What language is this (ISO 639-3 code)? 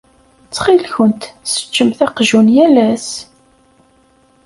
kab